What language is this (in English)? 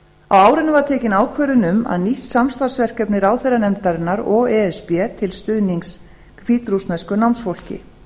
Icelandic